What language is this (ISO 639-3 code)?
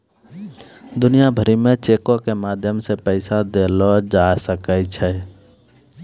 mai